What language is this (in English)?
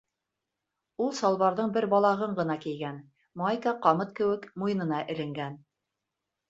Bashkir